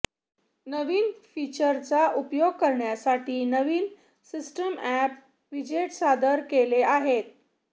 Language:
Marathi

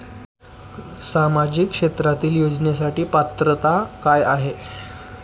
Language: Marathi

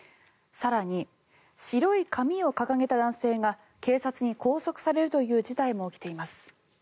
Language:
Japanese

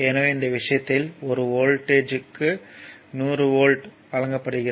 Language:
Tamil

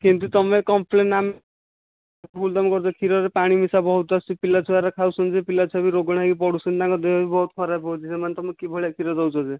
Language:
Odia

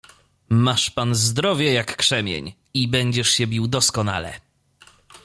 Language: Polish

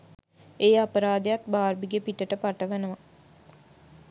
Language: Sinhala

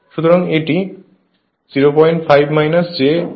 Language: Bangla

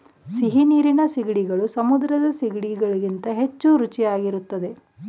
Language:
Kannada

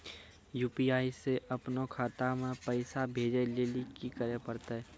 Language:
Maithili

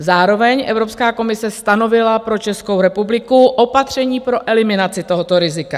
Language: Czech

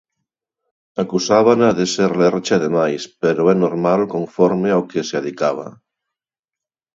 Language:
Galician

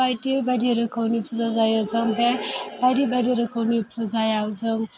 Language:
Bodo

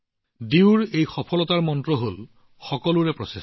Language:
Assamese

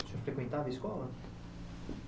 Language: Portuguese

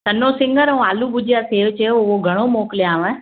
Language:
Sindhi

